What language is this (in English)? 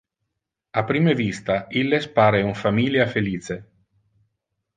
Interlingua